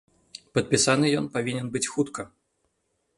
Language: Belarusian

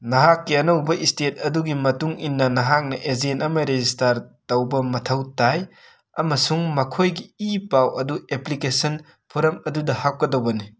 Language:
Manipuri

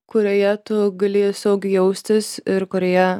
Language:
Lithuanian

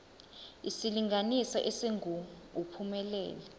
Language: Zulu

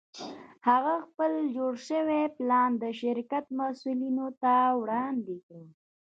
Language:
Pashto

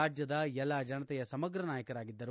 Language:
Kannada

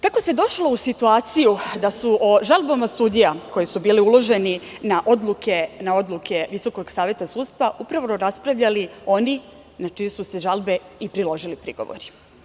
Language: Serbian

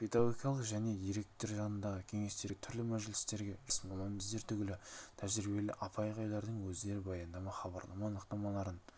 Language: Kazakh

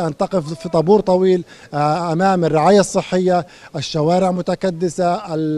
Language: Arabic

